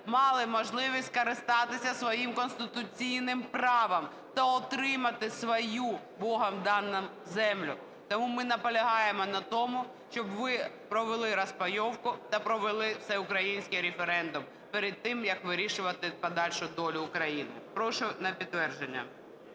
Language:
Ukrainian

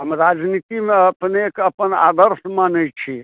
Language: Maithili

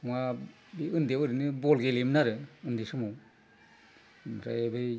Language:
Bodo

